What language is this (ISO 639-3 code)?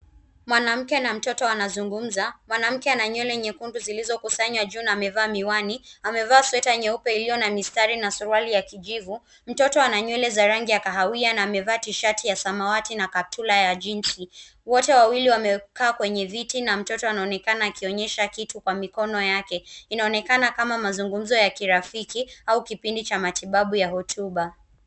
swa